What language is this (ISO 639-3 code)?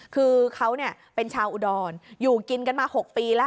tha